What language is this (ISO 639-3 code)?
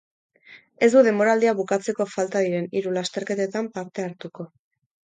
eus